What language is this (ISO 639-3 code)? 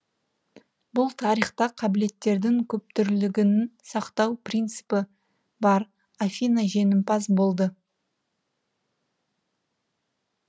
kaz